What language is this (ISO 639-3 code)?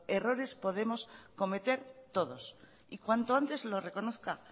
spa